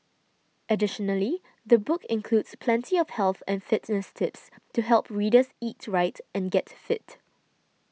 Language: English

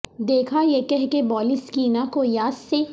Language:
Urdu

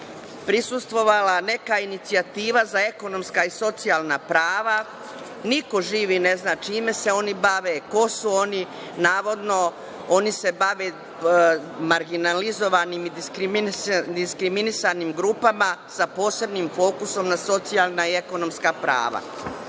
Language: Serbian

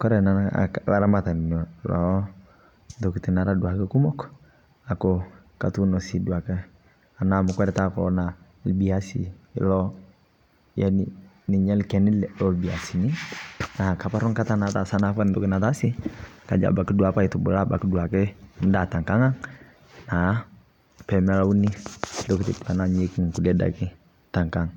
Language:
Masai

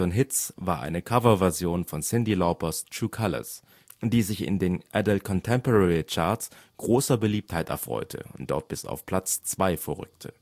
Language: German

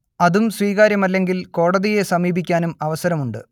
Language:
Malayalam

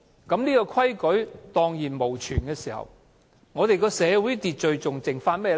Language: Cantonese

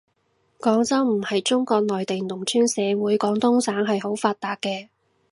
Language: Cantonese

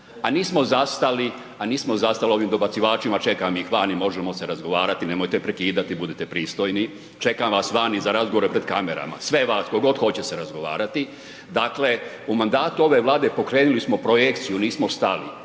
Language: Croatian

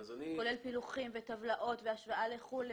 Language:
Hebrew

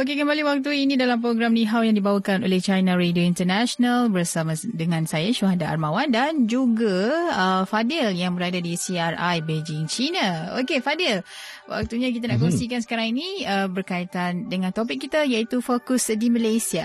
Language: Malay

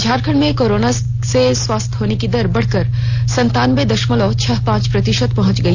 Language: Hindi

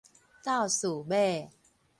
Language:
Min Nan Chinese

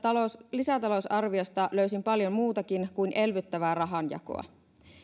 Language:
Finnish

